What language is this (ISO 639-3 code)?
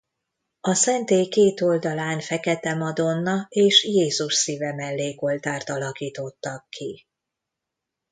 hun